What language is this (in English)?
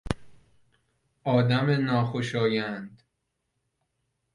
Persian